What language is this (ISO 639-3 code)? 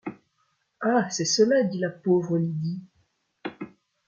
fra